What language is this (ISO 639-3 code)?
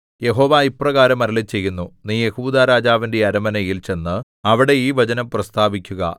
mal